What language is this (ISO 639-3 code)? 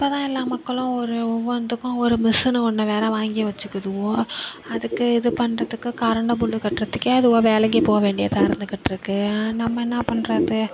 tam